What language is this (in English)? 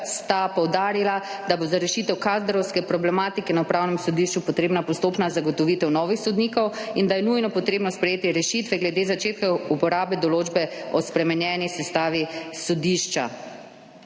Slovenian